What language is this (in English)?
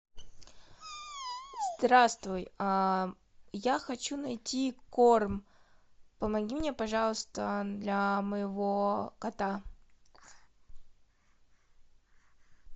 Russian